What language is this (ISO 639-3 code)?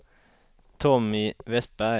swe